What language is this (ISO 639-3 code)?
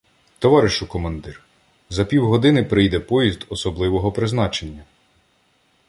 ukr